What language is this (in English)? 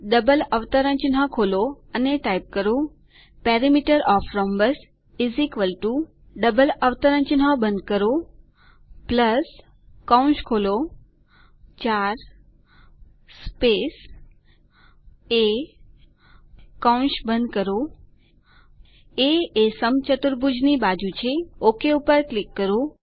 Gujarati